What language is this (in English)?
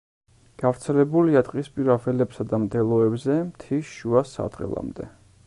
Georgian